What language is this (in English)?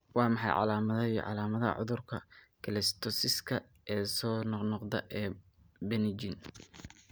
Somali